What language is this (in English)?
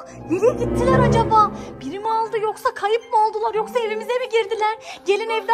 Turkish